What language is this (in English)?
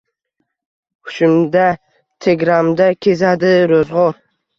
Uzbek